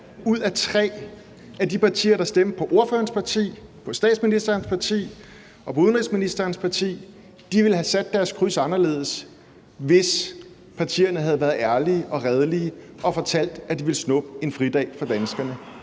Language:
Danish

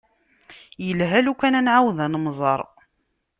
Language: Kabyle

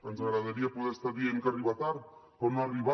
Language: Catalan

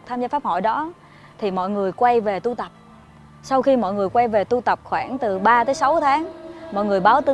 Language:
Vietnamese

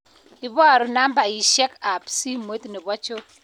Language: Kalenjin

